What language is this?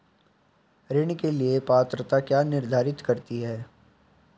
Hindi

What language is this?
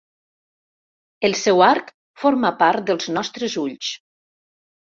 Catalan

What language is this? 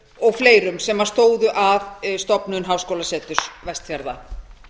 Icelandic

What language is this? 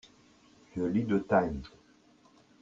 French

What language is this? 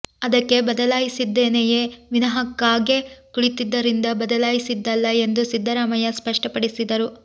Kannada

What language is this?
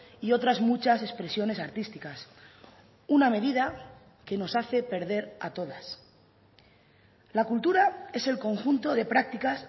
Spanish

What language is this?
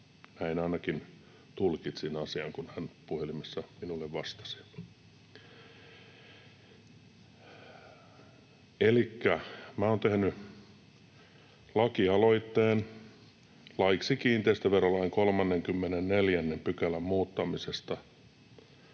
Finnish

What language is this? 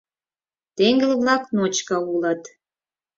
Mari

